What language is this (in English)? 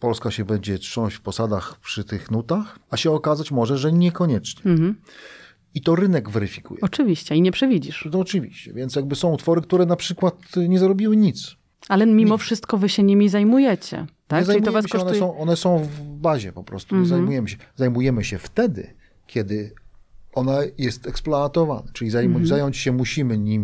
Polish